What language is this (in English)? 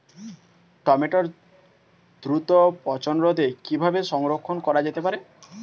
Bangla